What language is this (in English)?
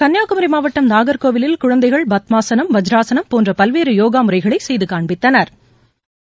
Tamil